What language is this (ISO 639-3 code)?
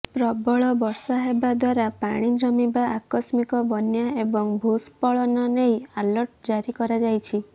ori